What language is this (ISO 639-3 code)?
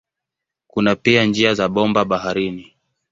swa